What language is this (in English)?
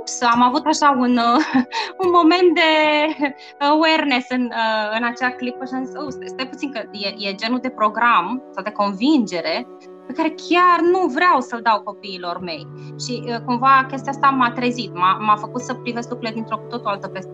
Romanian